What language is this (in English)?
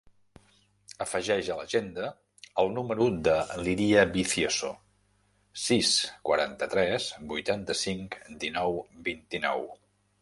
Catalan